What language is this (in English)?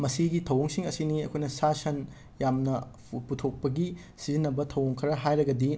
Manipuri